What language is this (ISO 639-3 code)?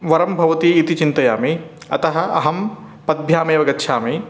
san